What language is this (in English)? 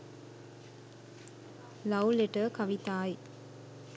Sinhala